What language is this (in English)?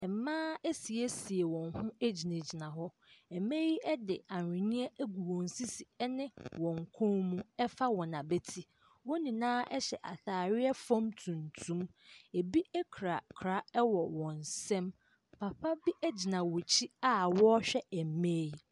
Akan